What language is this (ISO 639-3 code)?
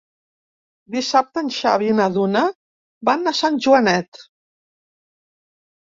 cat